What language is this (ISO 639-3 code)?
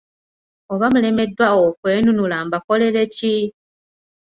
lug